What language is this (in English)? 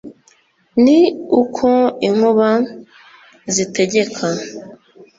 Kinyarwanda